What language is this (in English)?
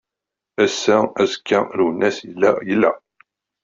Kabyle